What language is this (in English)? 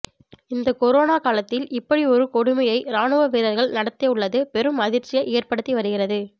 Tamil